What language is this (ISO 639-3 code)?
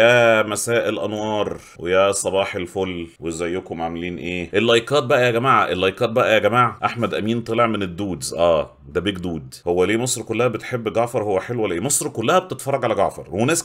ara